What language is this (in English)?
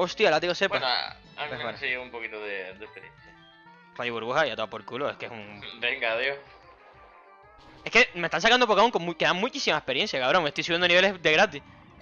Spanish